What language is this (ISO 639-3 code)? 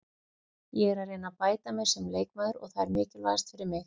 isl